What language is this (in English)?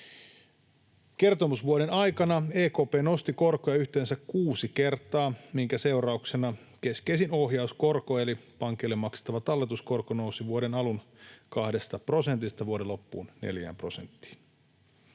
Finnish